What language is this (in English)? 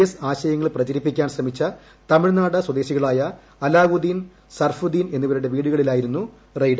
Malayalam